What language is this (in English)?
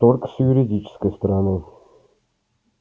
Russian